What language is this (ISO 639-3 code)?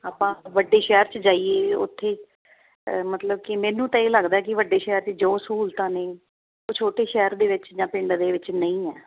pan